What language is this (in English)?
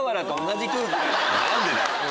Japanese